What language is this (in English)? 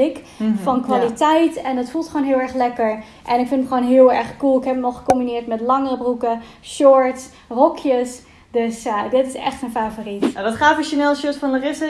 Dutch